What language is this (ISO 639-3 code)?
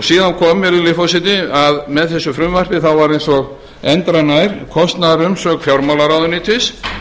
isl